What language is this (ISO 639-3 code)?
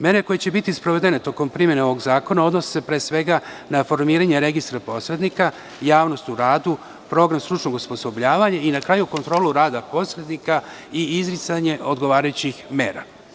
srp